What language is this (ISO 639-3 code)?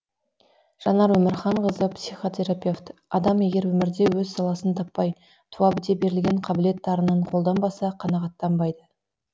kaz